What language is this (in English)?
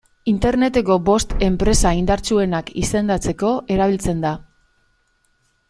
Basque